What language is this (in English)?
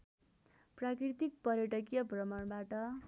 Nepali